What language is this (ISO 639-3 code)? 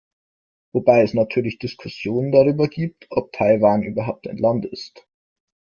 deu